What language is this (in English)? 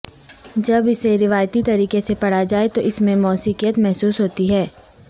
Urdu